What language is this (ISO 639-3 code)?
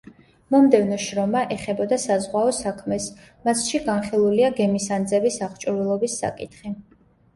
kat